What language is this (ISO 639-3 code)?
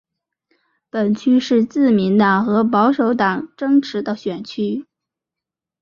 zho